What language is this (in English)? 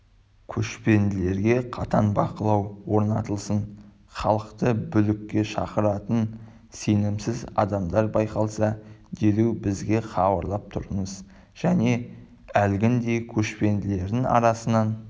Kazakh